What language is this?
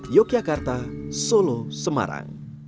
Indonesian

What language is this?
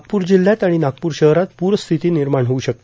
Marathi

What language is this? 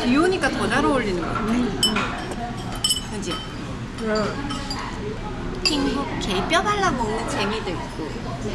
Korean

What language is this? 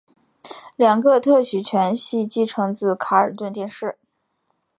Chinese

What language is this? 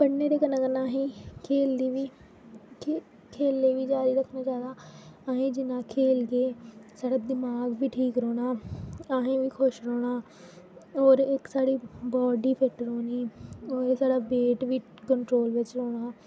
Dogri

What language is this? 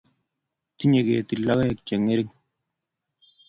Kalenjin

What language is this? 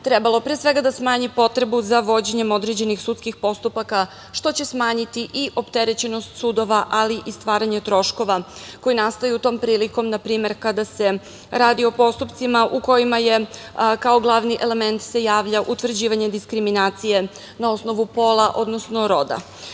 Serbian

